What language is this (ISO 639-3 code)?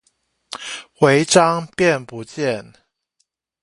zho